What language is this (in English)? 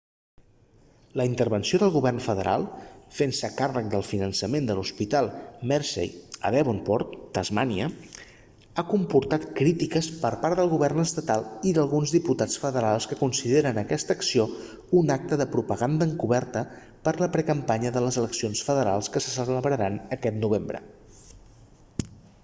Catalan